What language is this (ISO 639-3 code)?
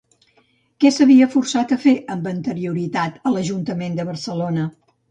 cat